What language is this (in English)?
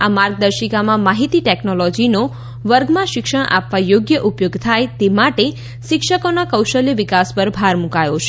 Gujarati